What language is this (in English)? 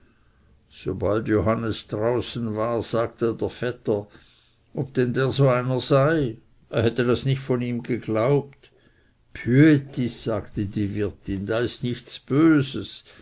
German